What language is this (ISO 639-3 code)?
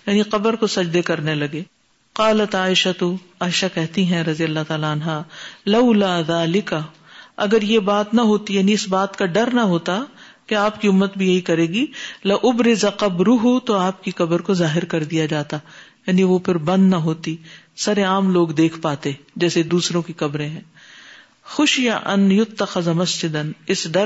urd